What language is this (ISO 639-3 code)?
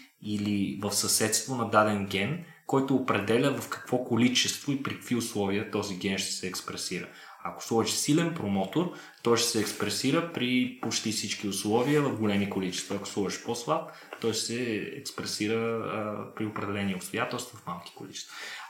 bul